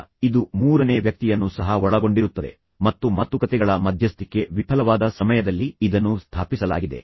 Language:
Kannada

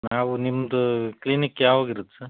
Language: Kannada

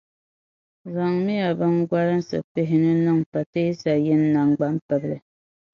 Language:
Dagbani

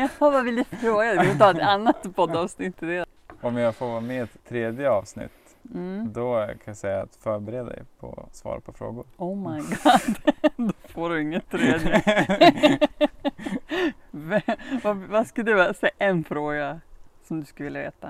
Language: Swedish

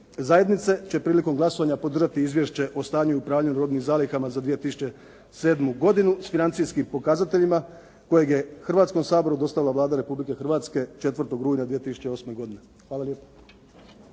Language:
Croatian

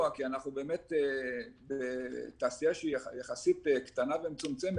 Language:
Hebrew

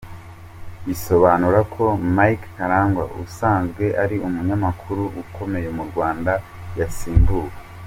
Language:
Kinyarwanda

